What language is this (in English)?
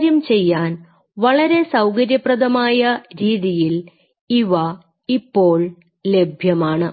Malayalam